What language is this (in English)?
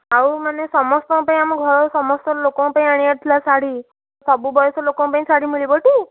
Odia